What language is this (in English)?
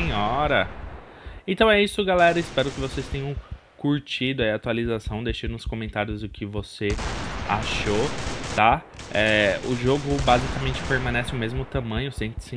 Portuguese